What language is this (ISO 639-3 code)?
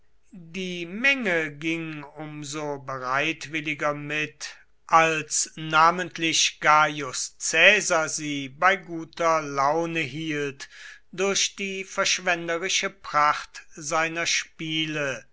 deu